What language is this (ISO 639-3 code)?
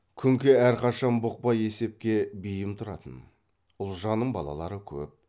kaz